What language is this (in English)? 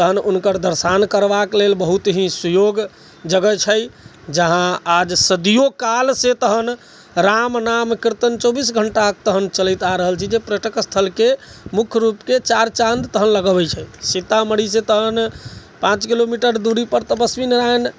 Maithili